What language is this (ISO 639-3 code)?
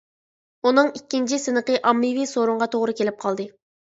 uig